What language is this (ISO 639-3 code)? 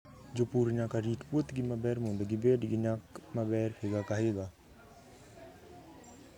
luo